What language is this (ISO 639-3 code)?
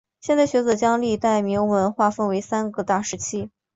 zho